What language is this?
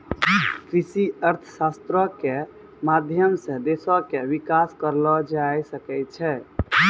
Maithili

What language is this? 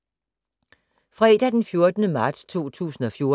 Danish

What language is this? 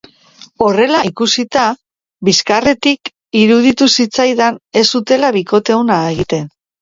Basque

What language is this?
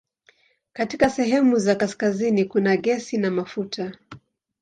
Swahili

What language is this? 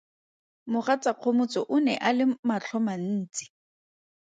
Tswana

